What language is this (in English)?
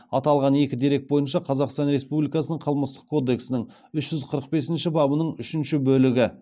Kazakh